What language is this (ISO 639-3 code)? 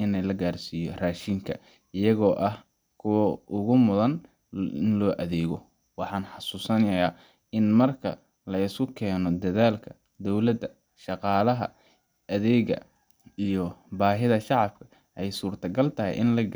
som